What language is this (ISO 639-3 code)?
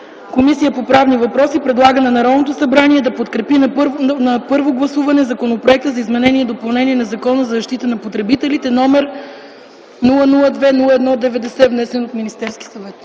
bul